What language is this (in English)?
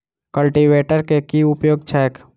Maithili